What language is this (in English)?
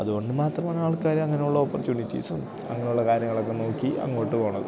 Malayalam